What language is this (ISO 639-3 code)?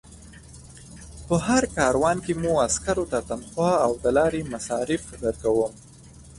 pus